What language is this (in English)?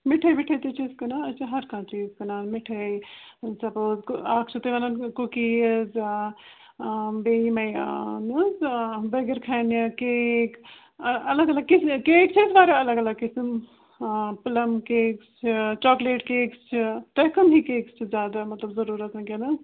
Kashmiri